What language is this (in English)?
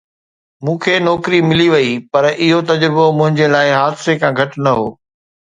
Sindhi